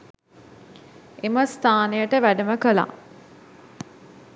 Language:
Sinhala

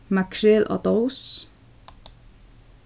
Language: Faroese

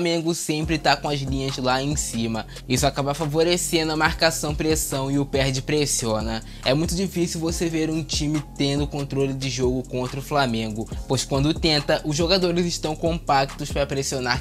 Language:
Portuguese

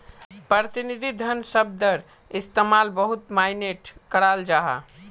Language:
Magahi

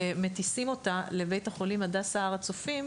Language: Hebrew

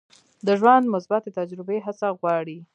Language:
Pashto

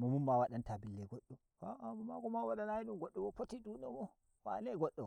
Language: Nigerian Fulfulde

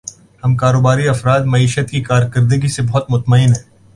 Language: Urdu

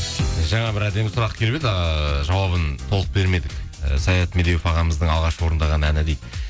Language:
Kazakh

